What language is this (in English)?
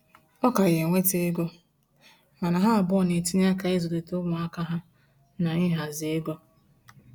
Igbo